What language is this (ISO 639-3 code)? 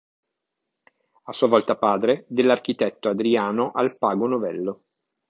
ita